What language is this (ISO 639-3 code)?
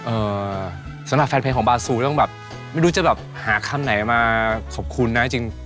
tha